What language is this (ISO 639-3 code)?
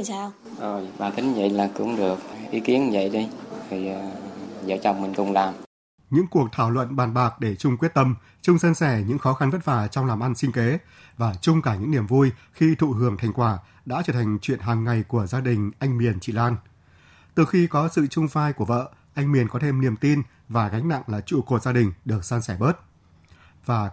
vie